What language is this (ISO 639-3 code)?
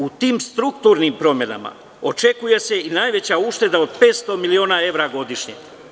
srp